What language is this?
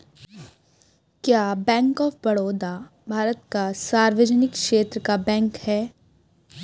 Hindi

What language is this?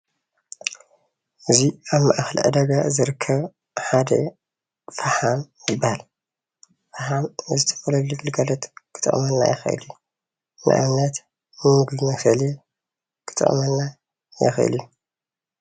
Tigrinya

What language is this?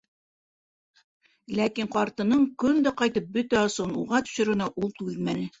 Bashkir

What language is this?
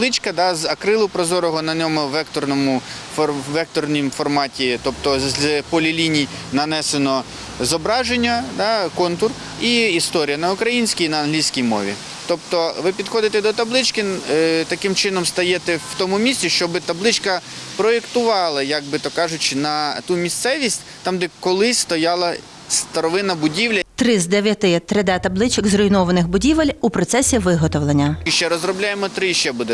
Ukrainian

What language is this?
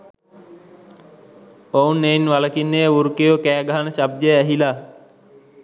Sinhala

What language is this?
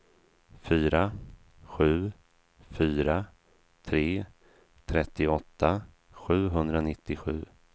Swedish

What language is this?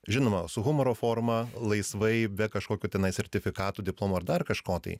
Lithuanian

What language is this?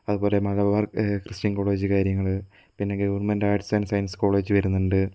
Malayalam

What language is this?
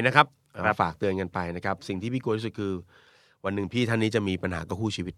Thai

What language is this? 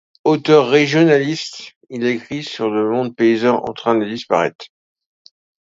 French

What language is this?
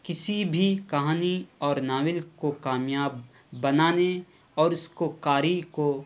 Urdu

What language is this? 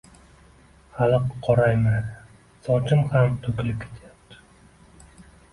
Uzbek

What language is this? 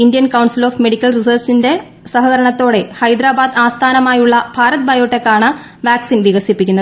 Malayalam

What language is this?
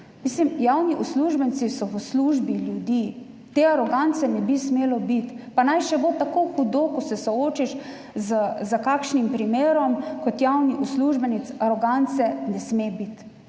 Slovenian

